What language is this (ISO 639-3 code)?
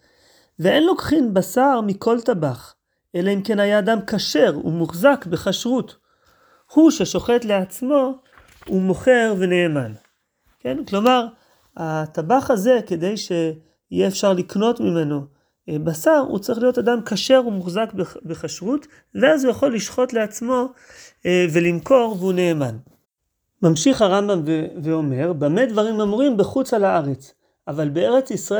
heb